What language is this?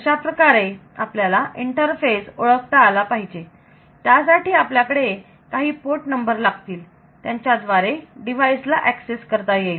Marathi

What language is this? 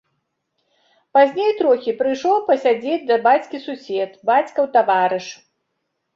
Belarusian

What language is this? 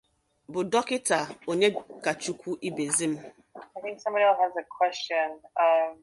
Igbo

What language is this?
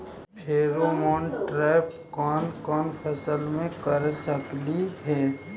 Magahi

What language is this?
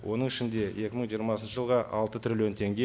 Kazakh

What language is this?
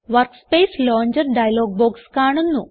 Malayalam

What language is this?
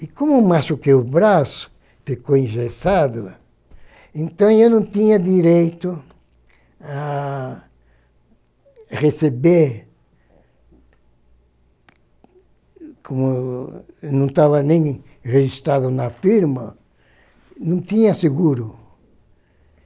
Portuguese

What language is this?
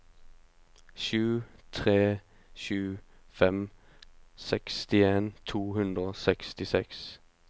Norwegian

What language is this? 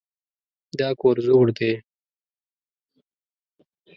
Pashto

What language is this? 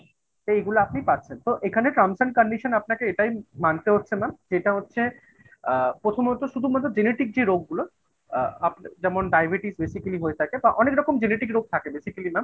Bangla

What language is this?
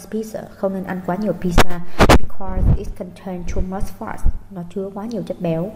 Vietnamese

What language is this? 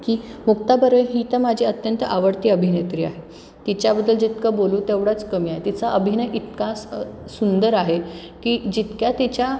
Marathi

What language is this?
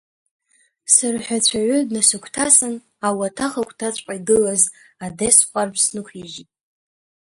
Abkhazian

